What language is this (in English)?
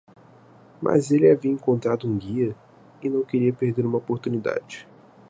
Portuguese